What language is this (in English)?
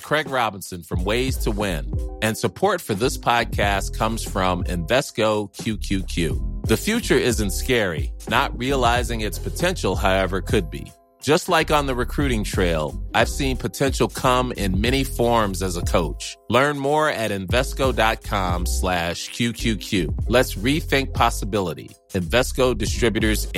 Filipino